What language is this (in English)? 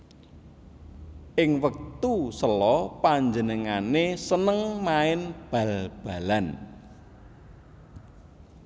Javanese